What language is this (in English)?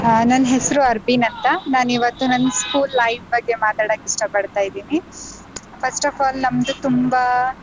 Kannada